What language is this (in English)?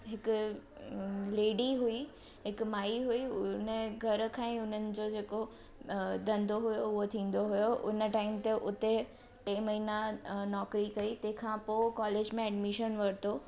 Sindhi